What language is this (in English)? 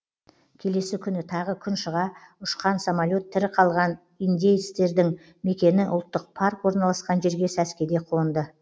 Kazakh